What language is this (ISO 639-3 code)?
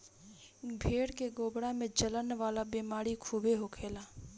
bho